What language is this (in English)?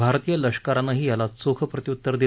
Marathi